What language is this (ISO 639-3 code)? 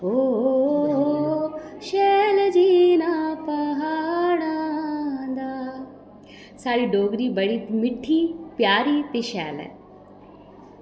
doi